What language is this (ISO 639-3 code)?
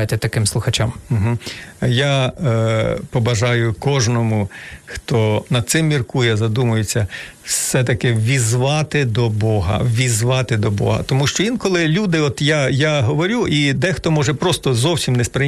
ukr